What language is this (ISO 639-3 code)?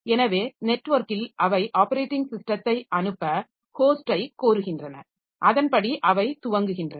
tam